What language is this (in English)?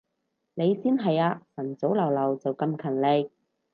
Cantonese